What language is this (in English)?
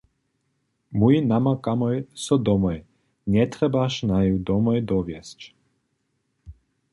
Upper Sorbian